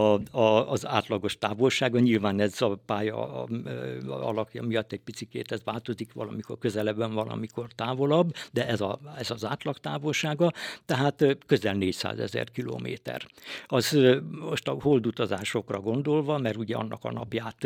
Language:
Hungarian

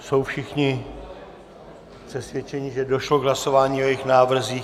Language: Czech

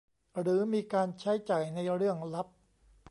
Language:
Thai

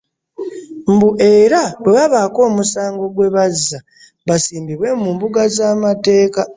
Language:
Ganda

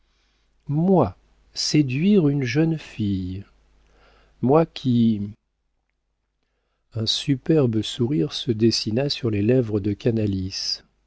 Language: French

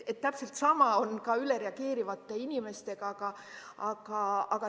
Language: Estonian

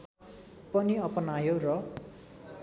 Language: Nepali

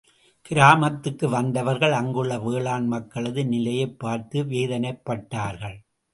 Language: Tamil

